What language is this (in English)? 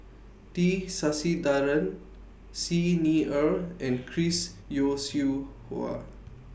English